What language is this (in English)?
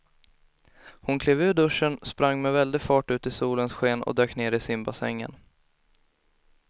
Swedish